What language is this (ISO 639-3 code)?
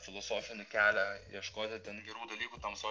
lit